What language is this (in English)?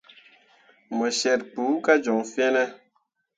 Mundang